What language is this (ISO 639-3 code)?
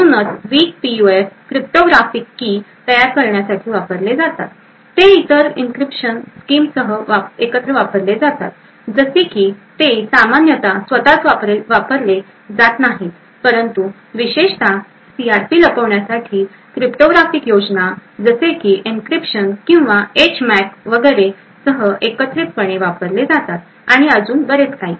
mar